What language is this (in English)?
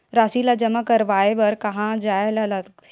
Chhattisgarhi